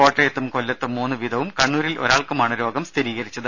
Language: Malayalam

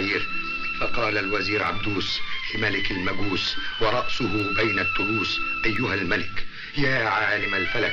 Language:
Arabic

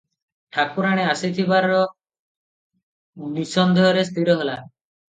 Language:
Odia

